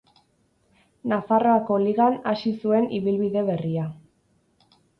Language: Basque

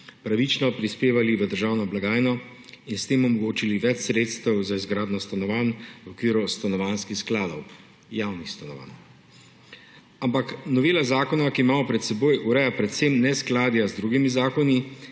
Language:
Slovenian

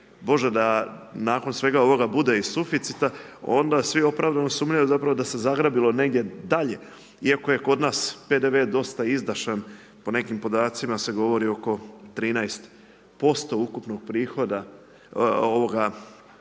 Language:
Croatian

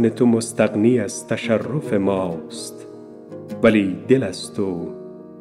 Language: Persian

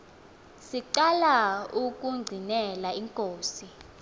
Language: Xhosa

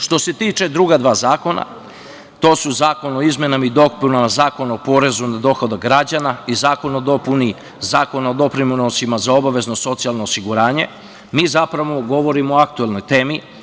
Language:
Serbian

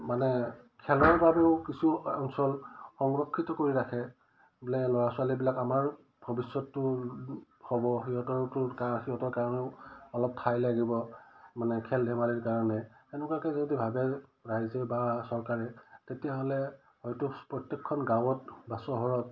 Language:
Assamese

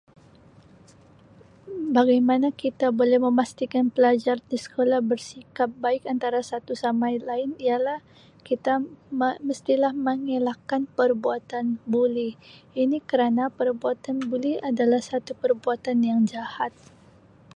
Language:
Sabah Malay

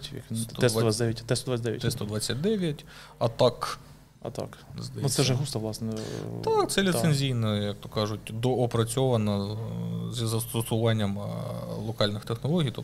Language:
Ukrainian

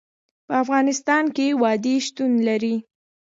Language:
Pashto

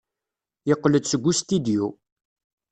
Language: Kabyle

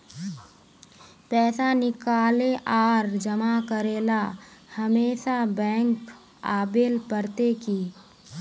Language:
Magahi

